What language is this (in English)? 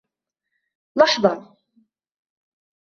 Arabic